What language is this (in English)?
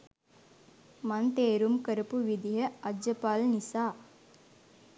Sinhala